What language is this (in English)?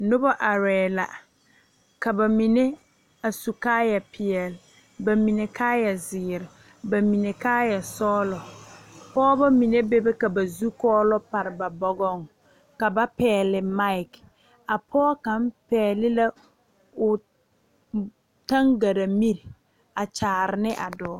Southern Dagaare